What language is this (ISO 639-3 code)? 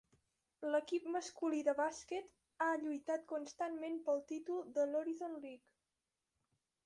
cat